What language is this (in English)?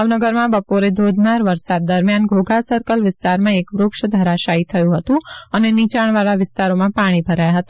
Gujarati